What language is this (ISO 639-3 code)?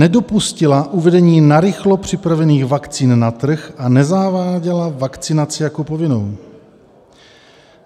ces